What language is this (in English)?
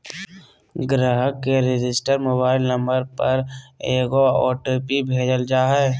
Magahi